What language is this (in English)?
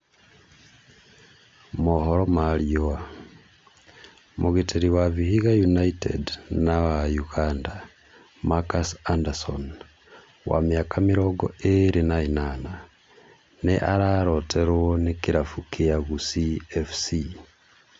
Kikuyu